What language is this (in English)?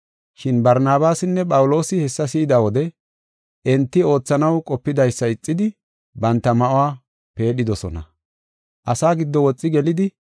Gofa